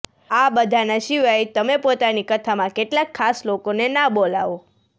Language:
Gujarati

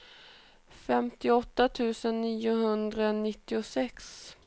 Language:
Swedish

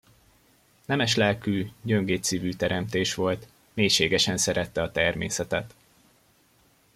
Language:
Hungarian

